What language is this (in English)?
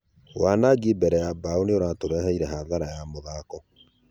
Kikuyu